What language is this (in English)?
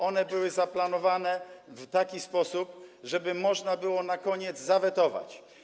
Polish